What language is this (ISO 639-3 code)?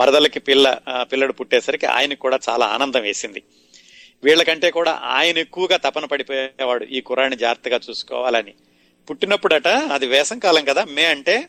tel